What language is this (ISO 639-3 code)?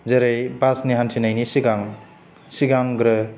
brx